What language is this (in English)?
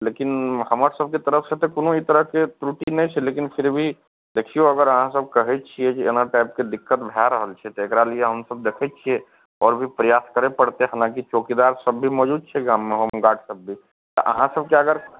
Maithili